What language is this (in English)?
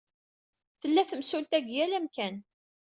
Kabyle